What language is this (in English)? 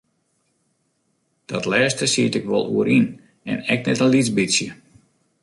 Western Frisian